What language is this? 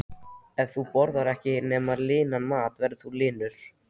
Icelandic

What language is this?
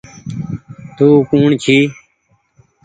Goaria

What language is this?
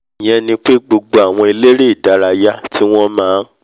Yoruba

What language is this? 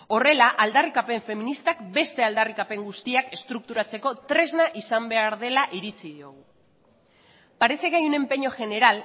Basque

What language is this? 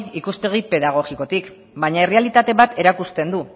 Basque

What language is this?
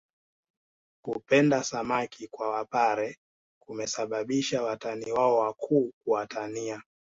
Swahili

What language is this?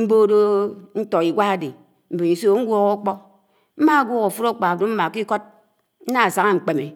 Anaang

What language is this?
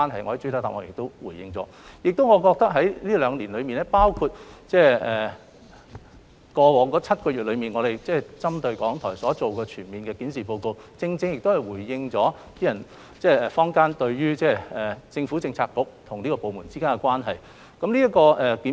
Cantonese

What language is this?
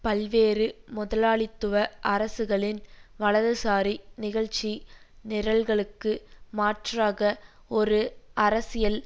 Tamil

